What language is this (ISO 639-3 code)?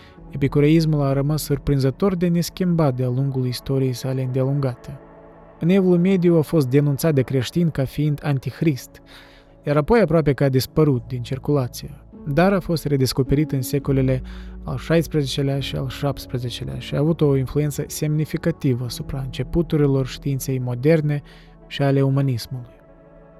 ron